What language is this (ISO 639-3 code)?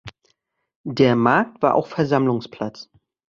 deu